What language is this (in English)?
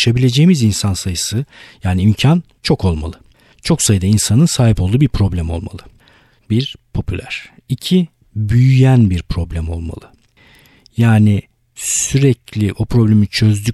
Turkish